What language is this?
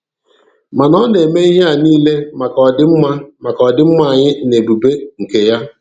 Igbo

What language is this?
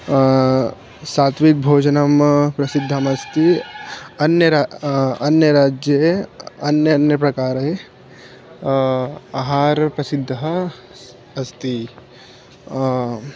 Sanskrit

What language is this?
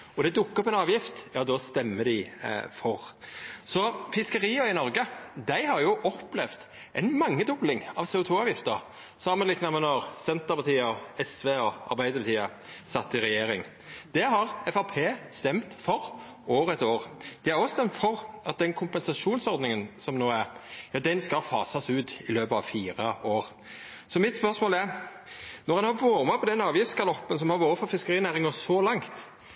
Norwegian Nynorsk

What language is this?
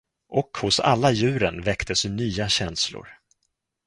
Swedish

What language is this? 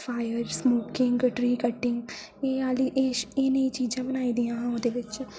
Dogri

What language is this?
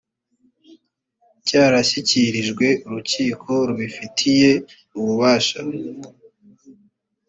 Kinyarwanda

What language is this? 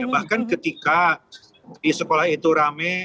Indonesian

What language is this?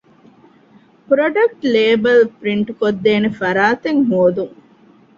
Divehi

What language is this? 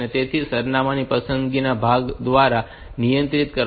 Gujarati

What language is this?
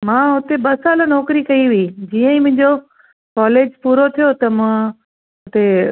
Sindhi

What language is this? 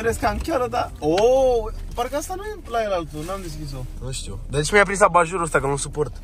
Romanian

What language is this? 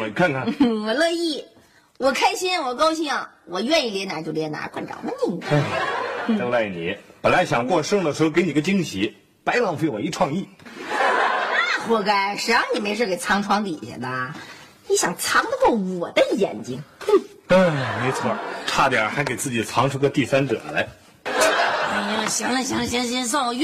Chinese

